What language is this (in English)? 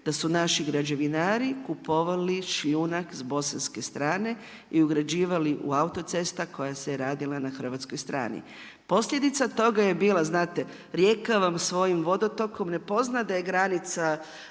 Croatian